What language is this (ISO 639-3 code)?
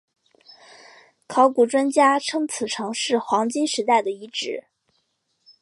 zho